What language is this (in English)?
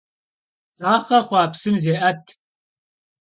Kabardian